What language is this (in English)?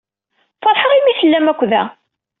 Kabyle